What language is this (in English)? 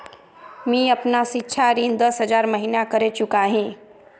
Magahi